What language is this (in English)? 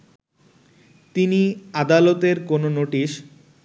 Bangla